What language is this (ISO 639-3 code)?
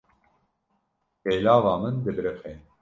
kur